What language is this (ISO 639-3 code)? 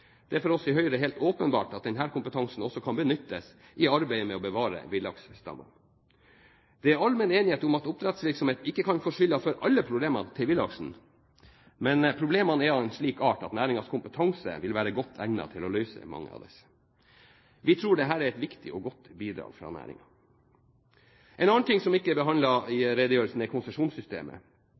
nob